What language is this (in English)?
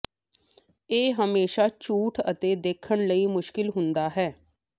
Punjabi